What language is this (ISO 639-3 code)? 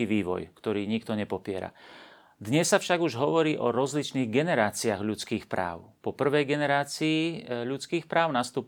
slk